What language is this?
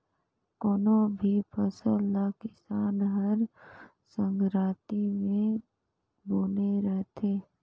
Chhattisgarhi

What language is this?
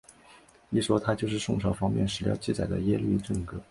Chinese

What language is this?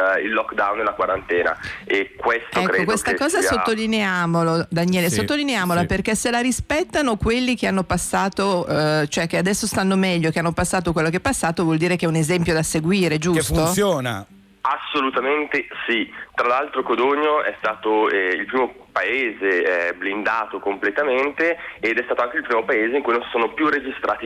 Italian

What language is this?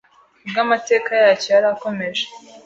Kinyarwanda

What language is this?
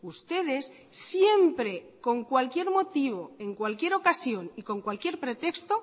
Spanish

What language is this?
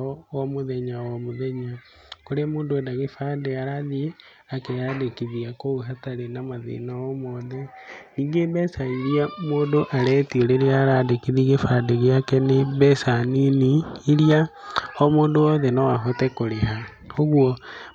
Kikuyu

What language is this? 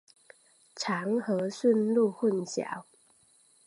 Chinese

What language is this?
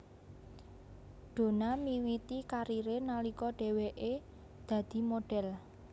Javanese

